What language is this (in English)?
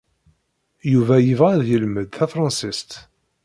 Kabyle